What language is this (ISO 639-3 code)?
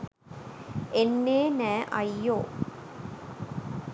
sin